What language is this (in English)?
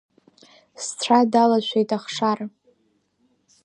Abkhazian